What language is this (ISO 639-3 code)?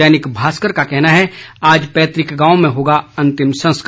hin